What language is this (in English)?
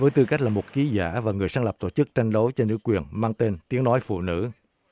Vietnamese